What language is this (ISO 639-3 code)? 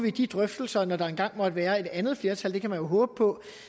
dan